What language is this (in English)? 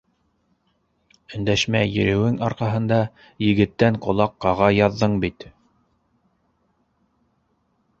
Bashkir